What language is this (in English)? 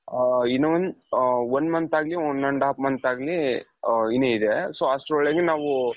Kannada